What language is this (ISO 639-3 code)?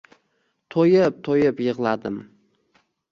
uzb